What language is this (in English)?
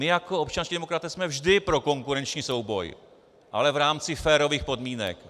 Czech